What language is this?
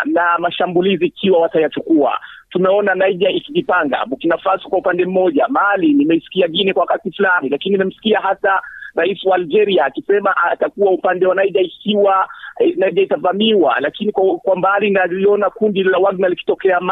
Swahili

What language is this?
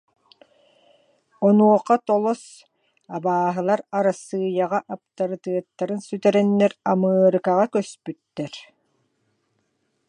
Yakut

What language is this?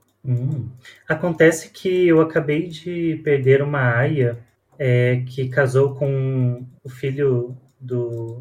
Portuguese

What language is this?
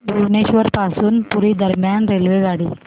Marathi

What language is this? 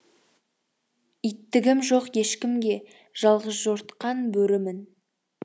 Kazakh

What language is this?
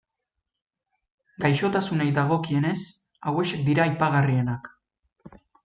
Basque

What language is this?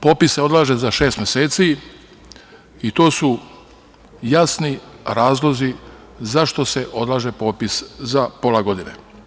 Serbian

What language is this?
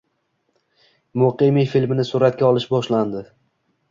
Uzbek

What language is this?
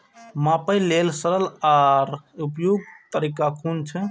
Maithili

